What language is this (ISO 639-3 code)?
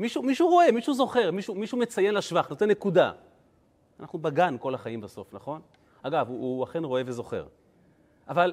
heb